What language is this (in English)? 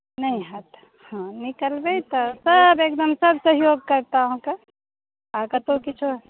Maithili